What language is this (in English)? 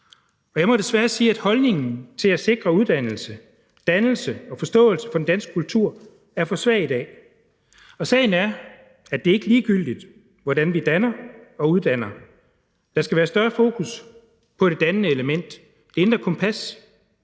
Danish